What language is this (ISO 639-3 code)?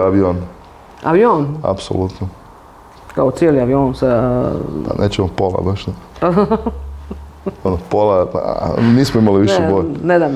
hrv